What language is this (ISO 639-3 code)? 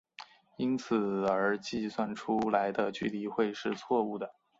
zho